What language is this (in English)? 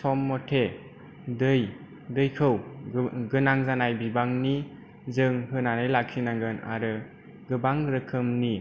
Bodo